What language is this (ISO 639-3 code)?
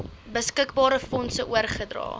afr